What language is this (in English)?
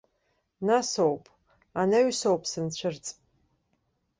Abkhazian